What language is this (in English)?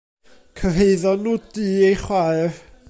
Welsh